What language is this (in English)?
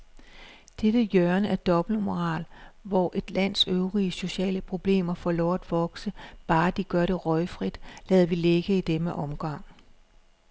Danish